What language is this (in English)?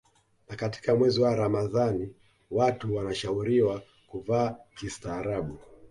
Swahili